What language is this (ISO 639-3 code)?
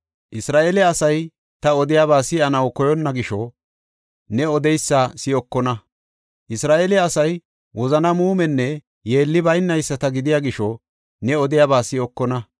gof